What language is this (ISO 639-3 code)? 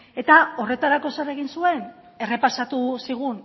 eus